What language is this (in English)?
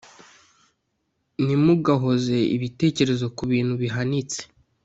Kinyarwanda